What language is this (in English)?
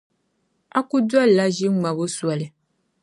Dagbani